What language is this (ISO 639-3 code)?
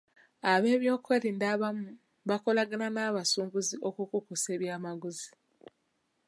lug